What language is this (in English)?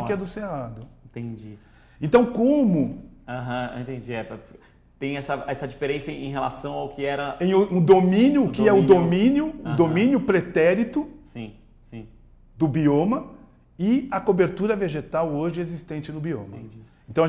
Portuguese